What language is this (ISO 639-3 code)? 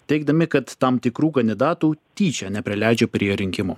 lit